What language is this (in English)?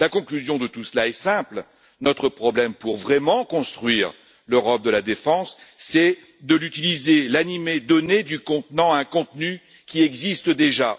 French